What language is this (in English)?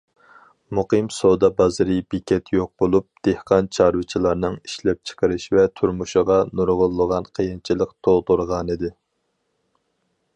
Uyghur